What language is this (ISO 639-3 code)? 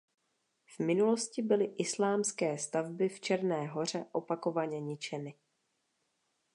ces